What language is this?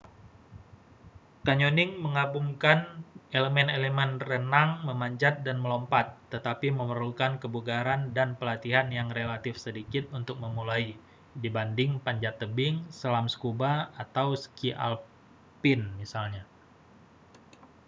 Indonesian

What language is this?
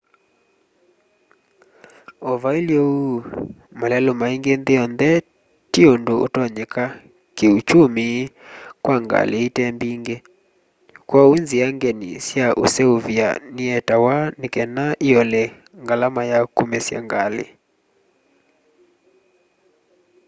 Kamba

